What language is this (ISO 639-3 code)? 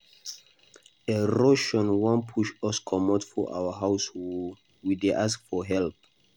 pcm